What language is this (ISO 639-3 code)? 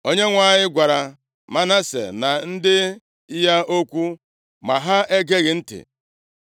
ibo